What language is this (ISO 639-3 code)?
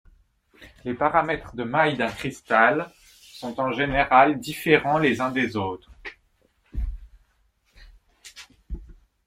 fra